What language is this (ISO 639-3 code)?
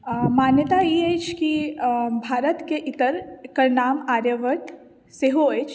mai